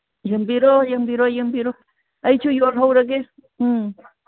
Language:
Manipuri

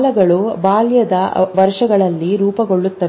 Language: Kannada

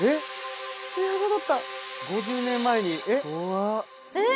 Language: Japanese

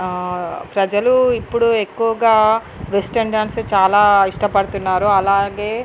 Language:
Telugu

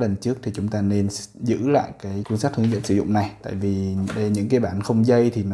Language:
Vietnamese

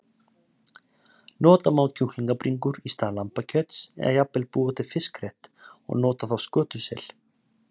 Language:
Icelandic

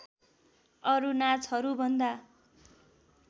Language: Nepali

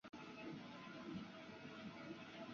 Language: Chinese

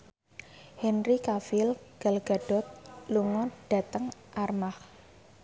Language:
Javanese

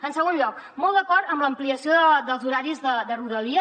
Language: Catalan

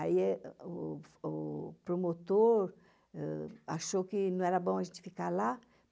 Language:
Portuguese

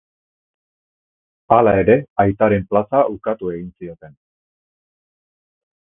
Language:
Basque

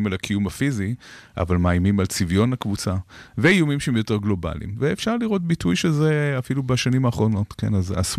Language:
Hebrew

